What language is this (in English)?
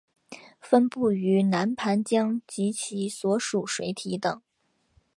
Chinese